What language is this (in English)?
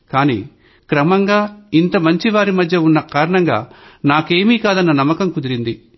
Telugu